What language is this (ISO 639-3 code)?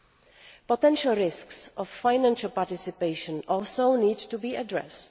eng